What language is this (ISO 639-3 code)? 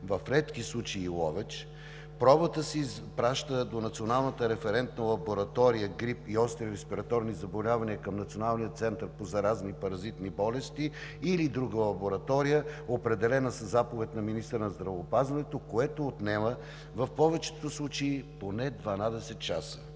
bul